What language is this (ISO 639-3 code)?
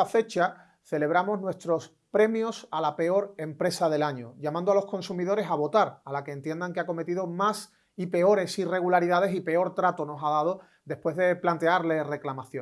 spa